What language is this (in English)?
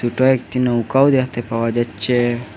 Bangla